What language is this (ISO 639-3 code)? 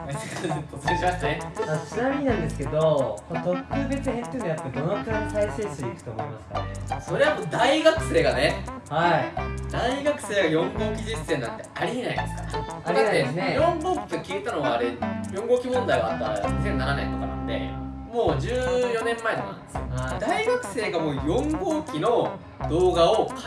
jpn